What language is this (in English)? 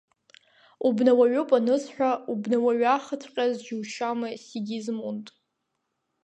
Abkhazian